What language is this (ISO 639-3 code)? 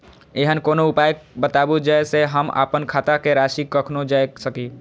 mai